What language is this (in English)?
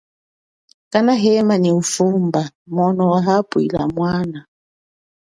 Chokwe